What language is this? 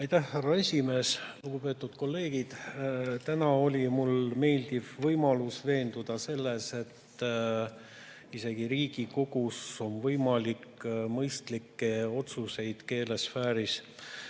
Estonian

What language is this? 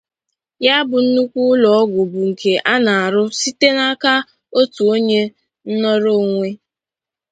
Igbo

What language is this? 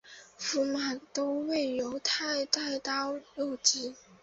Chinese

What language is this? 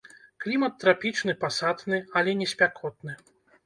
Belarusian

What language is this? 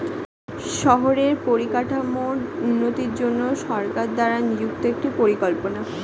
Bangla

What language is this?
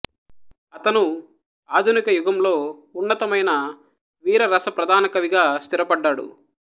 Telugu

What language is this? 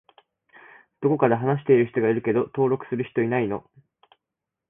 Japanese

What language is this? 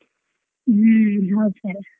Kannada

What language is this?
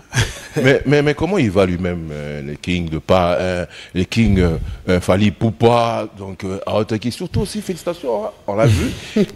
French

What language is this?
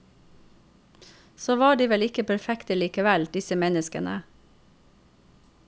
Norwegian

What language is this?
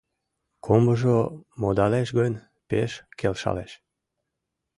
Mari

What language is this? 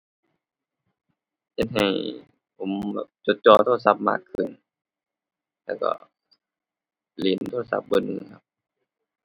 Thai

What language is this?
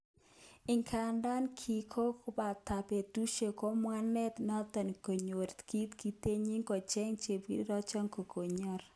Kalenjin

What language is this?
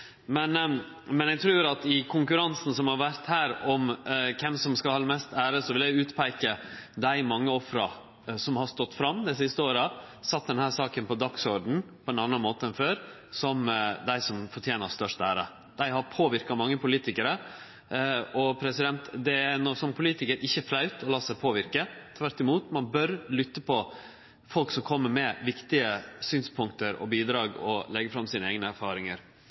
Norwegian Nynorsk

